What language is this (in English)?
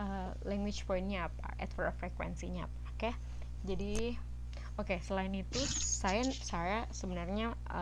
Indonesian